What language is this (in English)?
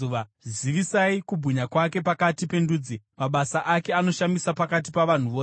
Shona